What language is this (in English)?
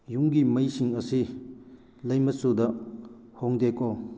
Manipuri